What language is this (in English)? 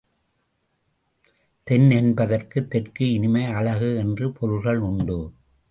Tamil